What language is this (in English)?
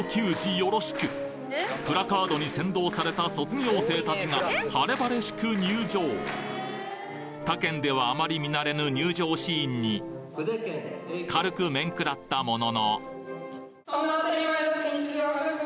Japanese